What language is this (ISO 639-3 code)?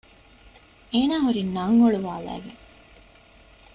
div